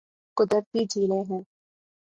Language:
Urdu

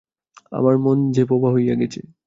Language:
Bangla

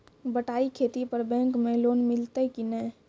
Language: Maithili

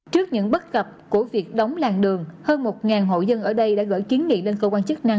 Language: Vietnamese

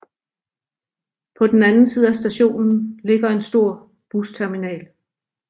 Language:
Danish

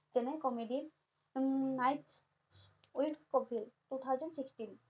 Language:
Assamese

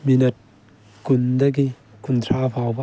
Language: Manipuri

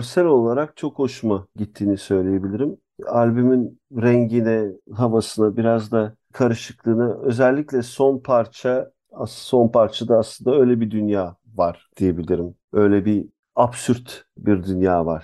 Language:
Turkish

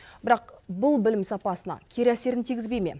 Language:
Kazakh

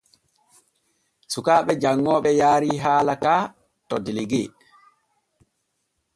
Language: Borgu Fulfulde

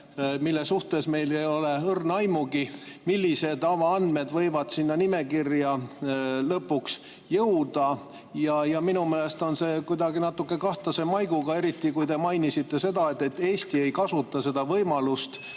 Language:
Estonian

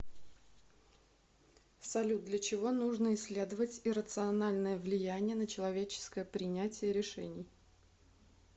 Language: Russian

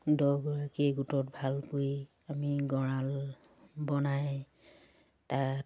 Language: Assamese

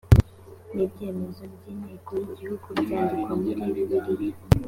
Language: Kinyarwanda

